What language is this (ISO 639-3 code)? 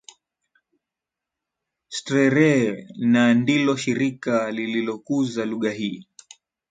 swa